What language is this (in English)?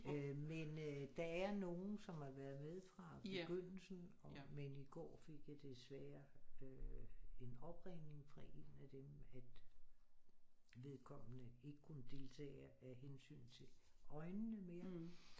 Danish